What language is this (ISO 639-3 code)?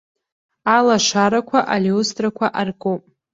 abk